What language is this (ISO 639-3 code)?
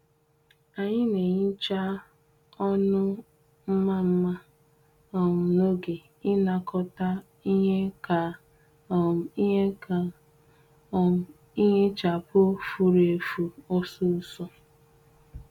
ibo